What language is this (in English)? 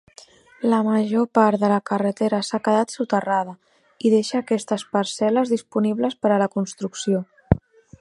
Catalan